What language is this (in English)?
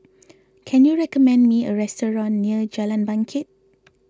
English